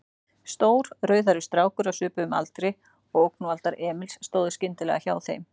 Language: Icelandic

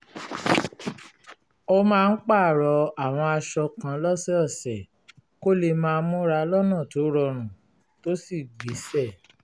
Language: Yoruba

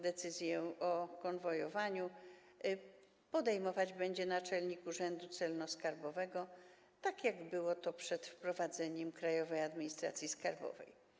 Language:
Polish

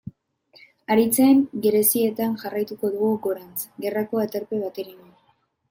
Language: Basque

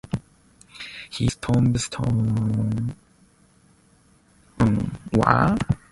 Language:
English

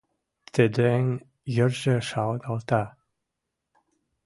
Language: Western Mari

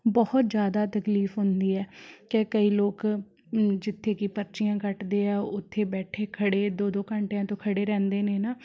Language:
Punjabi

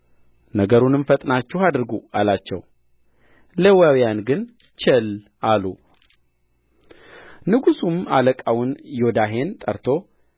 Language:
Amharic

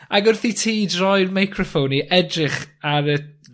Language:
Welsh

